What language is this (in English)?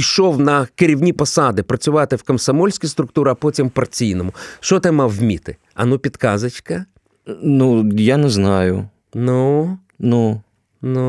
Ukrainian